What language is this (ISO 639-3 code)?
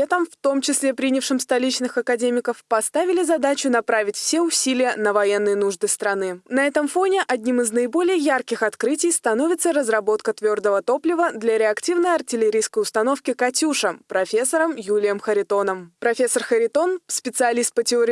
rus